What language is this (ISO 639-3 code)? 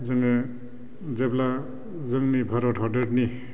brx